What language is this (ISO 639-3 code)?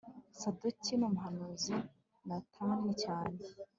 kin